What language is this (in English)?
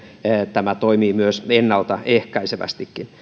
Finnish